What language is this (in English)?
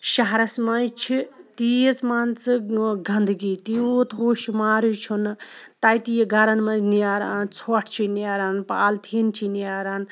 Kashmiri